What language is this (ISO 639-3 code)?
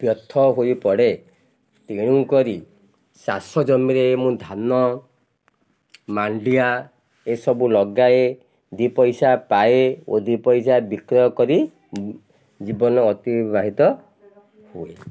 ori